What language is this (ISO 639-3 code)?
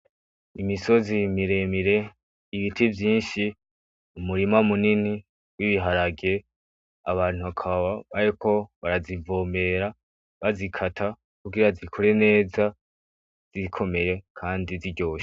run